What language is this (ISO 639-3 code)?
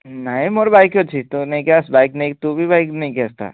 ori